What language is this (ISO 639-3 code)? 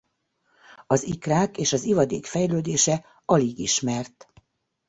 hun